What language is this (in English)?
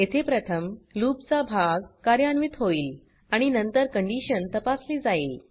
Marathi